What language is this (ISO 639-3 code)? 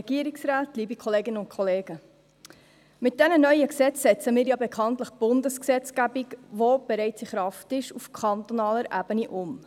gsw